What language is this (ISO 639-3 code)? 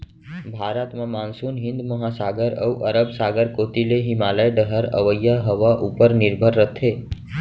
hne